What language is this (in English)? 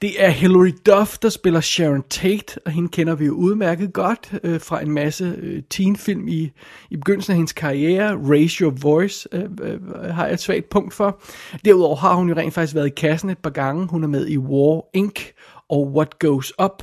Danish